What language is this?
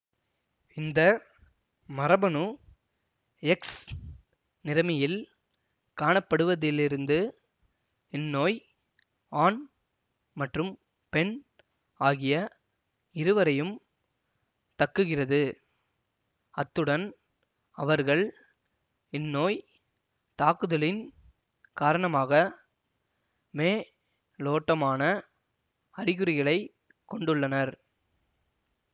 Tamil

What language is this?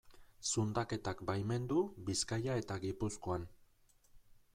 Basque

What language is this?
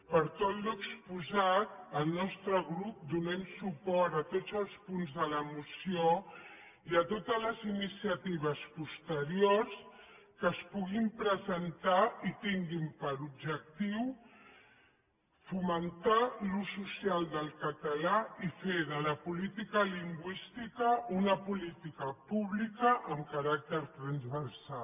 Catalan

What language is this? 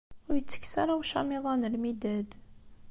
Kabyle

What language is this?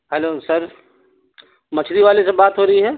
Urdu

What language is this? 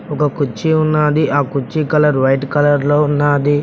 Telugu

